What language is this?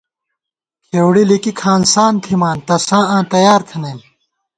Gawar-Bati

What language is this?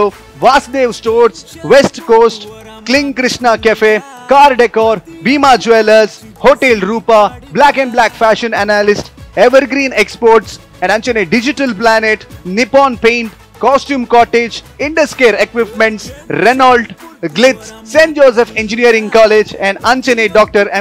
Indonesian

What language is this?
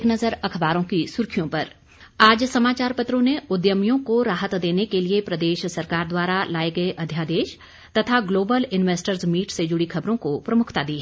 Hindi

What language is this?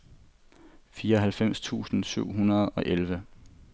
Danish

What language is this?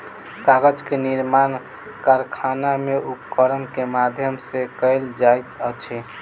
Maithili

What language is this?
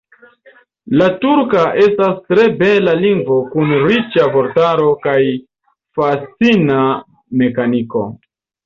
Esperanto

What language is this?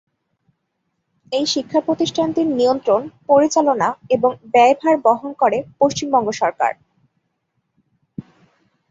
Bangla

